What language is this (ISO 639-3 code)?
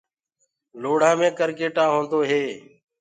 ggg